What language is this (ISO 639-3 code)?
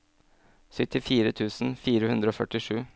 nor